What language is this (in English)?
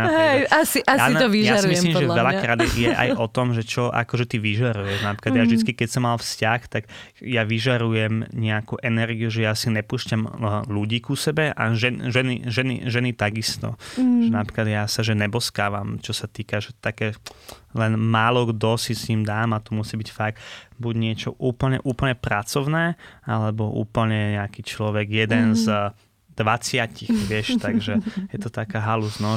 Slovak